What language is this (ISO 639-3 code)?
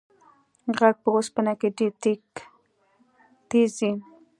pus